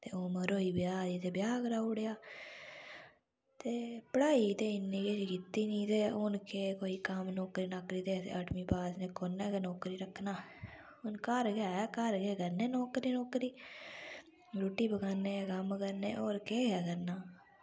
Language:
Dogri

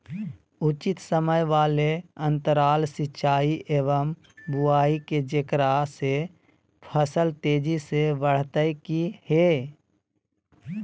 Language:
Magahi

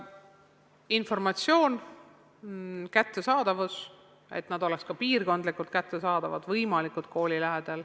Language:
Estonian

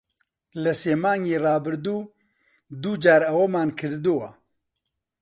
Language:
Central Kurdish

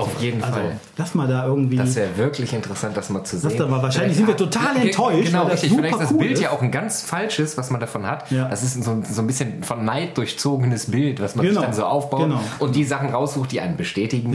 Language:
German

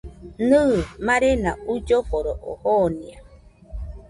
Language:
Nüpode Huitoto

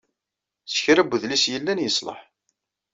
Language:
Kabyle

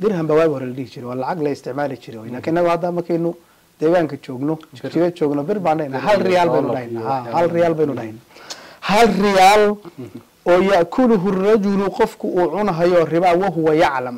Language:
Arabic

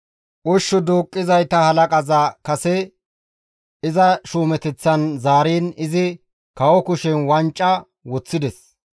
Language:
Gamo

